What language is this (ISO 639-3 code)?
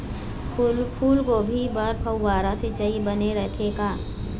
hne